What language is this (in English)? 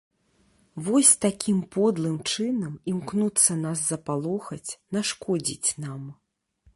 Belarusian